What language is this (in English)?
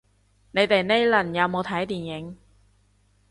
Cantonese